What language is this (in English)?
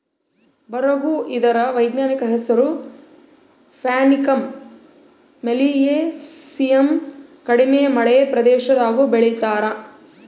Kannada